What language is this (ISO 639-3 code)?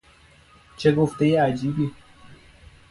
fas